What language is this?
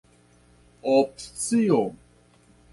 Esperanto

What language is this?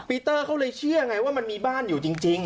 Thai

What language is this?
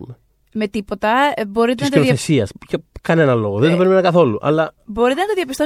Greek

